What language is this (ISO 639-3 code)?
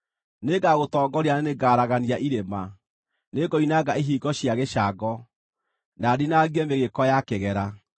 kik